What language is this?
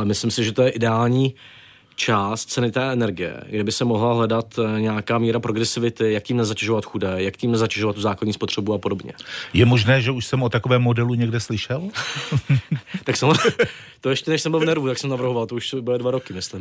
Czech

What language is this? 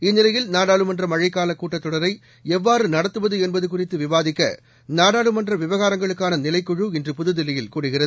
Tamil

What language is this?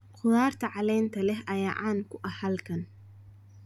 Somali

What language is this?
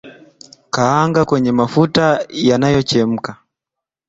Swahili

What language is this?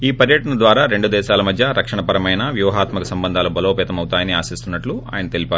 Telugu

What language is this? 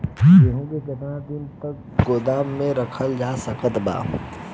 Bhojpuri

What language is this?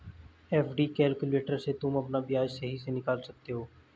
Hindi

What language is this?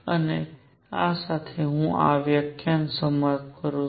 Gujarati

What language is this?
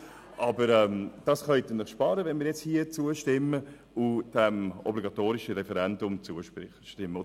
Swiss German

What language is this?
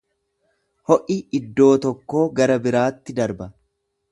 Oromo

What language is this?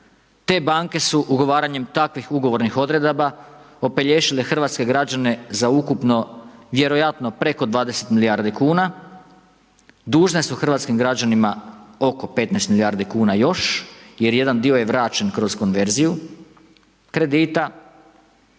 Croatian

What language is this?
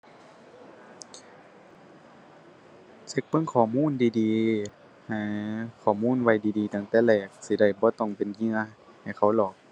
Thai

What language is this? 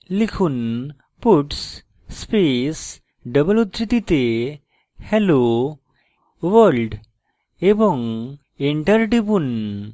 Bangla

